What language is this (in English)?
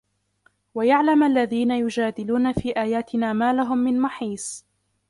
Arabic